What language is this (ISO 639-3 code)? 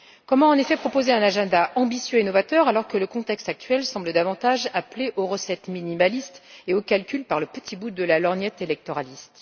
fra